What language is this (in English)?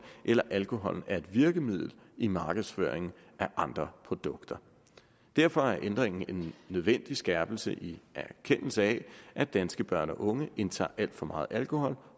Danish